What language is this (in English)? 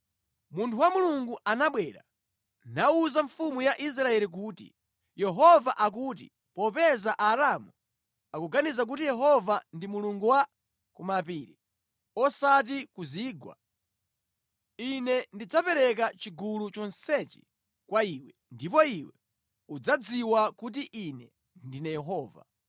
Nyanja